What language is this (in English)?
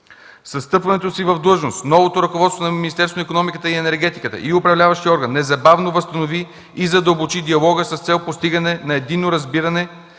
Bulgarian